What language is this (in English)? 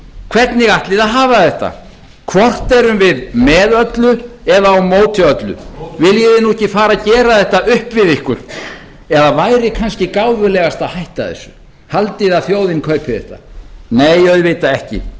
Icelandic